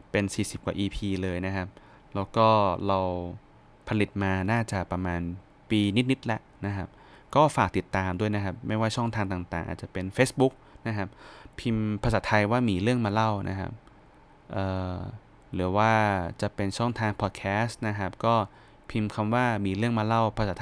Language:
Thai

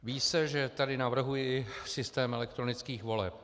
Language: Czech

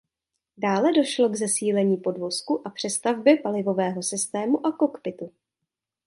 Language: Czech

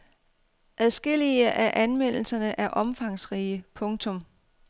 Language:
Danish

